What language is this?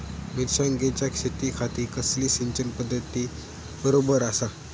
Marathi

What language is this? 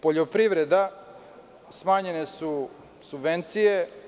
Serbian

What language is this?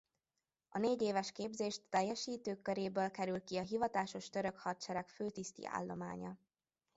Hungarian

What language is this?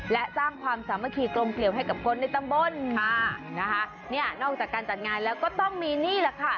Thai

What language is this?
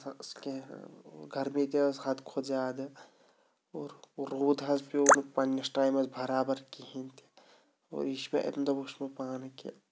Kashmiri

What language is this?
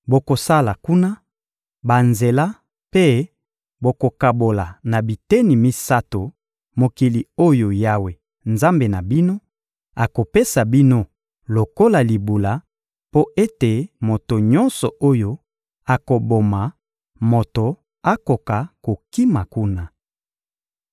Lingala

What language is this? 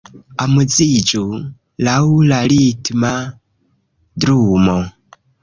Esperanto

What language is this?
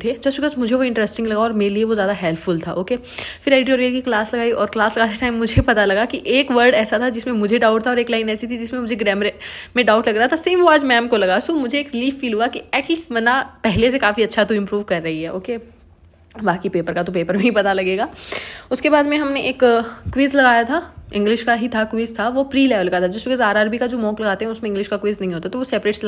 Hindi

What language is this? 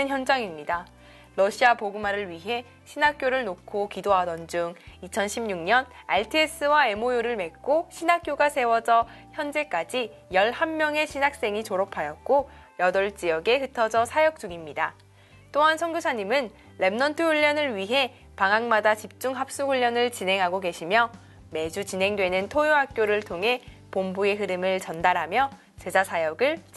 Korean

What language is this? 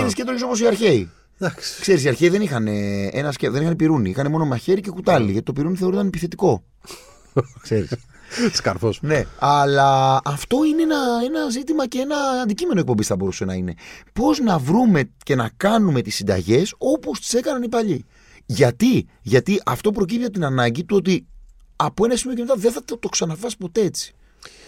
Greek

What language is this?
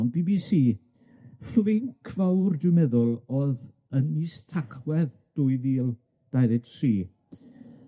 Welsh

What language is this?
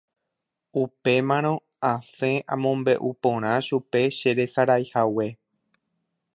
Guarani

